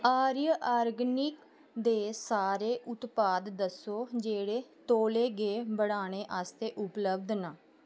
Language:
Dogri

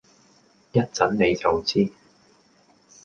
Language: Cantonese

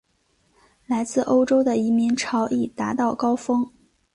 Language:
Chinese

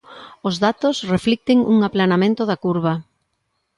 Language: Galician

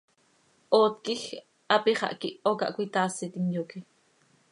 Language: Seri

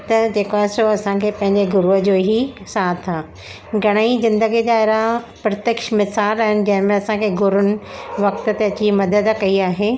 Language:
Sindhi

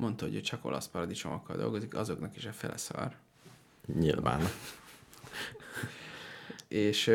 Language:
Hungarian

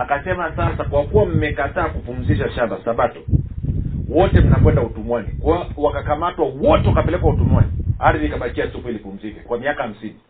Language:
Swahili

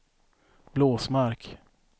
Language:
Swedish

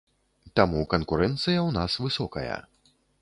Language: Belarusian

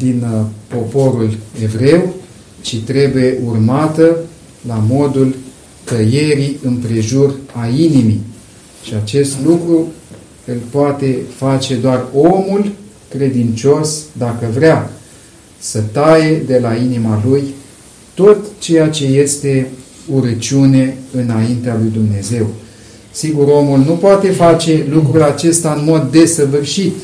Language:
Romanian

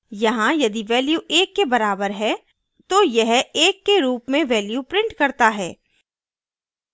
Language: Hindi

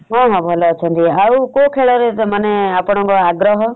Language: Odia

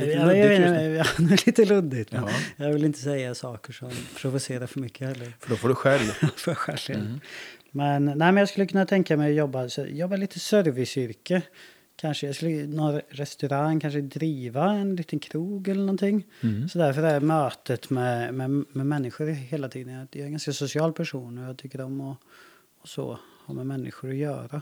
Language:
Swedish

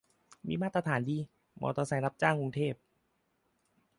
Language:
Thai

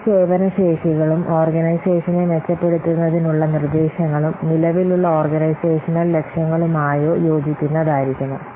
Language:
Malayalam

